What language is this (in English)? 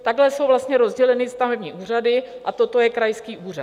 Czech